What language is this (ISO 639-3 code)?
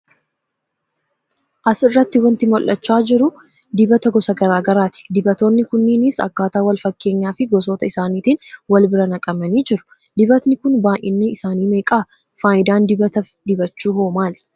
orm